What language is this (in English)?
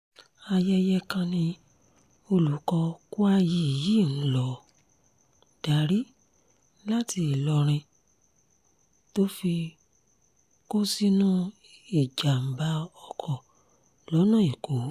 Yoruba